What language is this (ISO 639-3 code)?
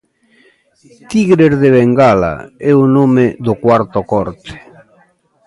glg